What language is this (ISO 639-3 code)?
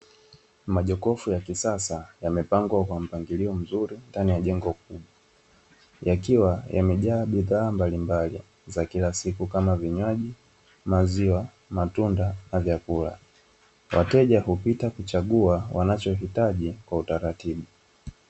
swa